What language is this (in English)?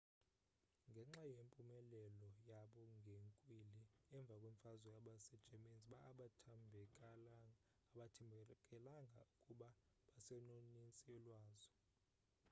Xhosa